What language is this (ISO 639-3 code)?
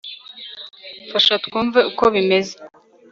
kin